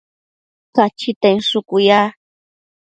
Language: Matsés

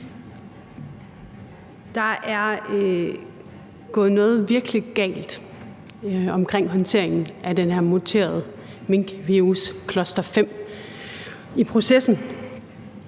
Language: Danish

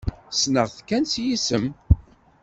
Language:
Kabyle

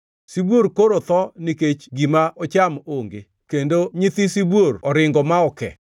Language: Luo (Kenya and Tanzania)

